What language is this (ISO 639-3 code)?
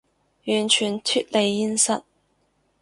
yue